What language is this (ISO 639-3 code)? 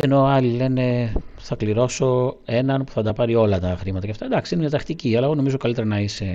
ell